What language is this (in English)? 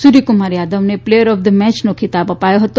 Gujarati